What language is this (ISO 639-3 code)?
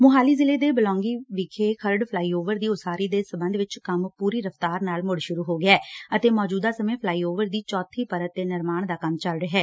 pan